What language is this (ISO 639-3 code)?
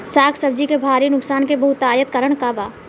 bho